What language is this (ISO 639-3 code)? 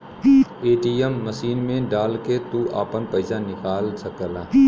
bho